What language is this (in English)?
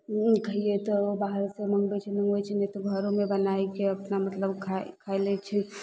Maithili